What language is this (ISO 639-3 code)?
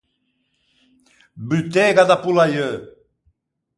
lij